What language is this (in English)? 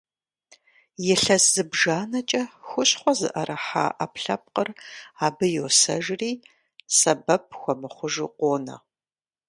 Kabardian